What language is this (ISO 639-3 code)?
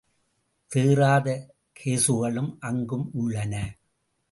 tam